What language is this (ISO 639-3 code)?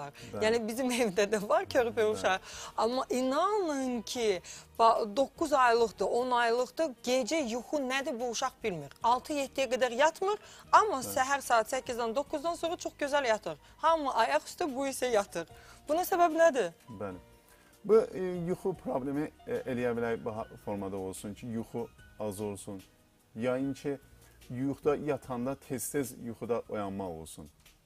tur